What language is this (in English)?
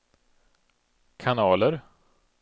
Swedish